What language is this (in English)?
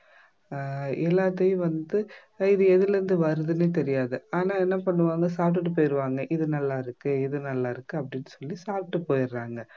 Tamil